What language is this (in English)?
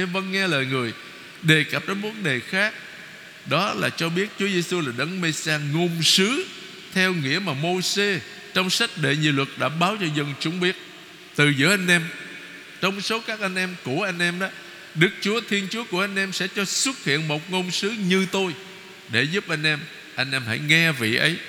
Vietnamese